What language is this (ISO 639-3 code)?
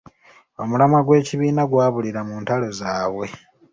lug